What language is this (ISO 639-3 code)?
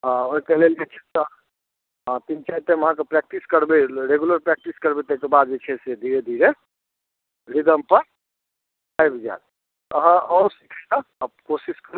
mai